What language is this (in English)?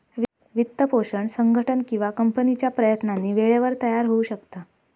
Marathi